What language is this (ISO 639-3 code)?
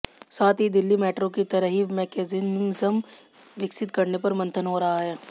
hin